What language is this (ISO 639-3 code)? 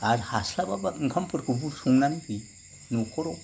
brx